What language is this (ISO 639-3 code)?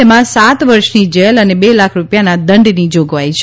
guj